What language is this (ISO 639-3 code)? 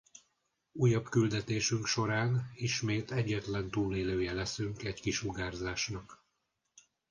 hun